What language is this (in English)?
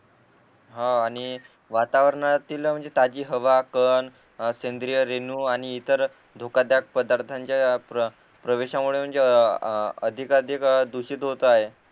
Marathi